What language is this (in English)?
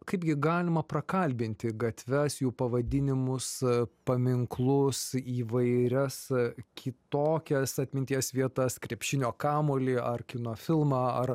Lithuanian